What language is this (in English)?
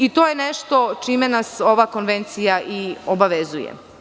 Serbian